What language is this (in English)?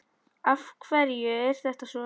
Icelandic